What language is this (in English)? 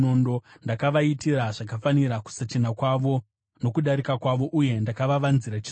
Shona